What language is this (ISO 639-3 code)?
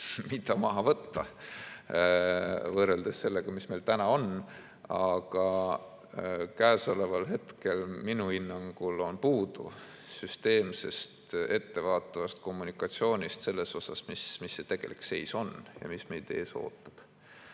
est